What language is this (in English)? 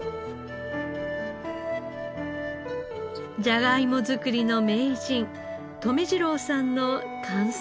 Japanese